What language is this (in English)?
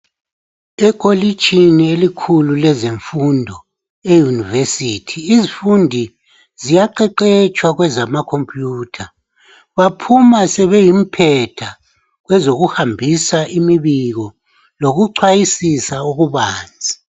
North Ndebele